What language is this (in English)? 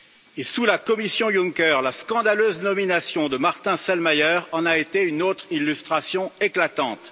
French